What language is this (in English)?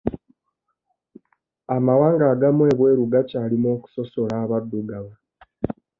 Ganda